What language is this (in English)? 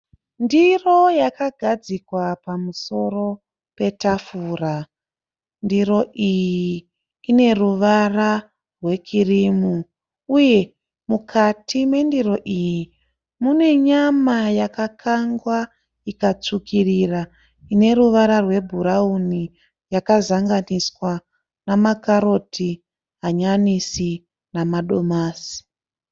Shona